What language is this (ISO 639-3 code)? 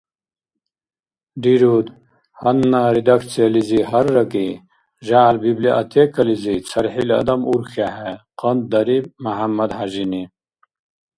dar